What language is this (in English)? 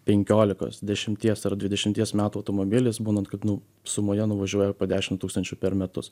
Lithuanian